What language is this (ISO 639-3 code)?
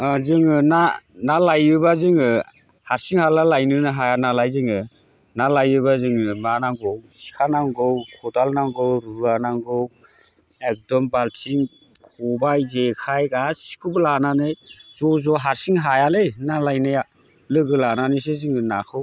brx